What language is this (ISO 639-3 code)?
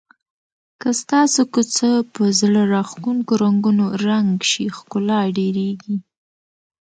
pus